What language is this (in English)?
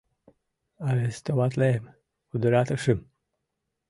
Mari